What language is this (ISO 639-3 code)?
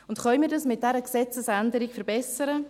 gsw